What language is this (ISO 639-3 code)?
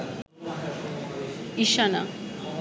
ben